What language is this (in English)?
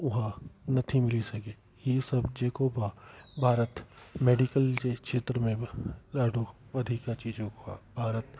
Sindhi